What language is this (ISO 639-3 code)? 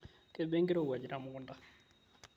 mas